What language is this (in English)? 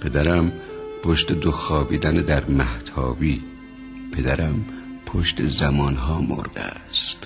Persian